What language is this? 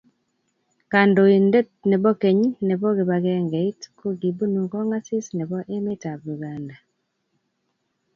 Kalenjin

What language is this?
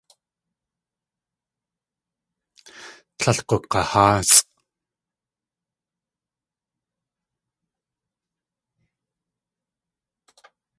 Tlingit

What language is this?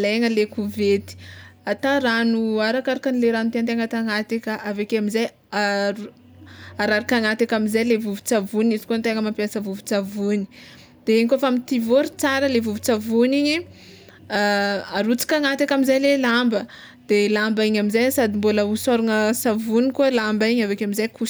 Tsimihety Malagasy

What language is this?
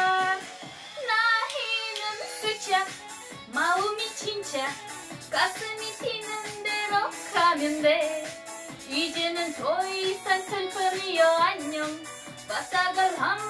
Japanese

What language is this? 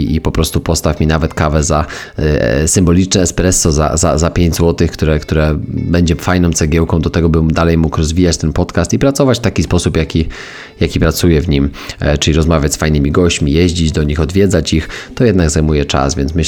Polish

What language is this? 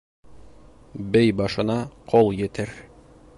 Bashkir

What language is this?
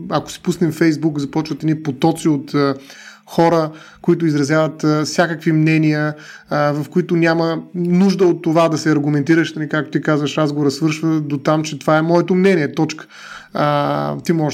Bulgarian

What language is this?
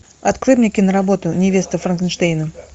Russian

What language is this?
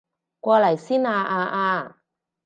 Cantonese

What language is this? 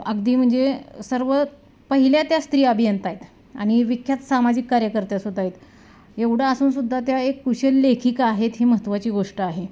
Marathi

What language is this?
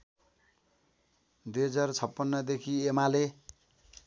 Nepali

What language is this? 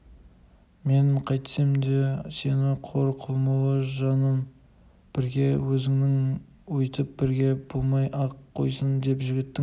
Kazakh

